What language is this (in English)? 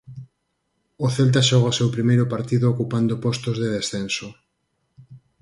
Galician